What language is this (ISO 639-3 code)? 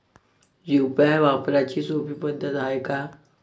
mar